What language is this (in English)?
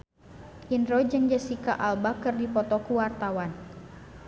Sundanese